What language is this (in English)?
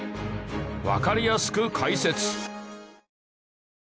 Japanese